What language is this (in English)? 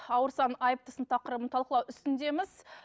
Kazakh